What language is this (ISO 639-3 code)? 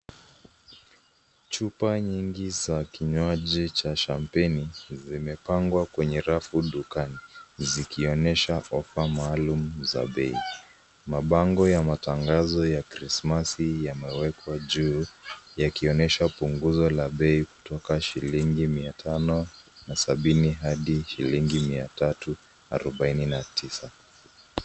swa